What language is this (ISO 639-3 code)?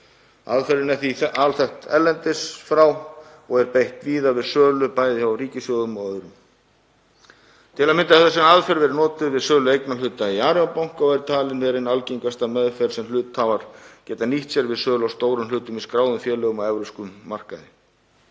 isl